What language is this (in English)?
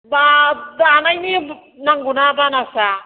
Bodo